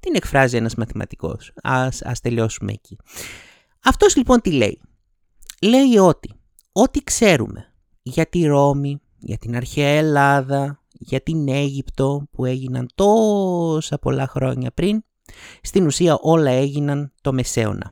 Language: Greek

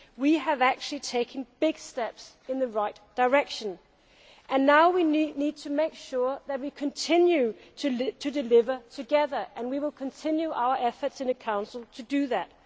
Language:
English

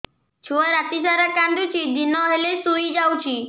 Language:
Odia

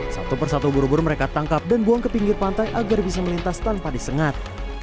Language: Indonesian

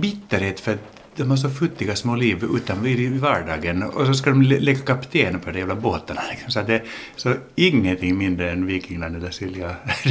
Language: Swedish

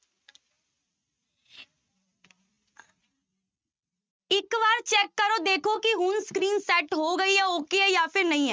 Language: Punjabi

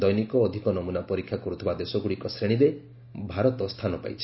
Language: Odia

